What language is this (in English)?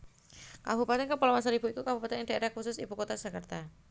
Javanese